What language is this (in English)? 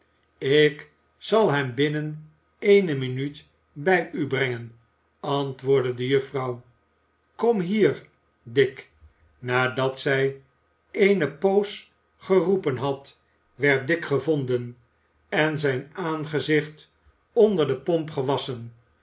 Dutch